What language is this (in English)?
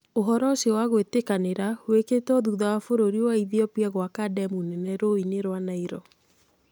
Kikuyu